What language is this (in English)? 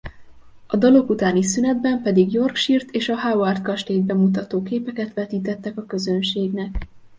Hungarian